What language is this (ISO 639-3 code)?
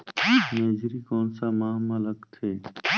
hne